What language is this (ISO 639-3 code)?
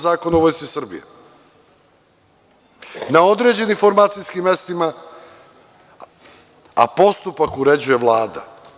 srp